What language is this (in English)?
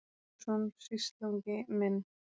Icelandic